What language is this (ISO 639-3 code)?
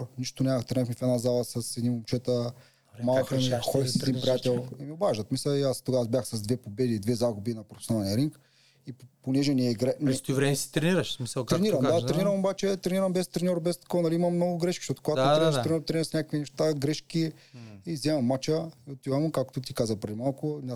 bul